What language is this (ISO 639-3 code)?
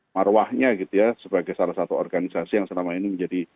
ind